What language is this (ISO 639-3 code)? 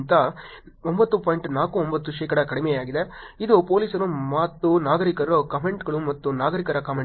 kan